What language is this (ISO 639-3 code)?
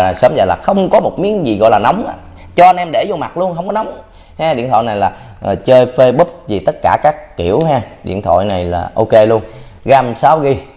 vie